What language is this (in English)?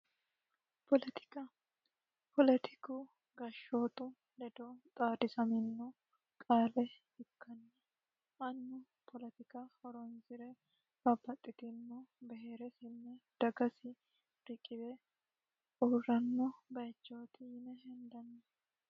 Sidamo